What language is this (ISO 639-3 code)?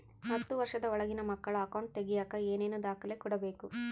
kan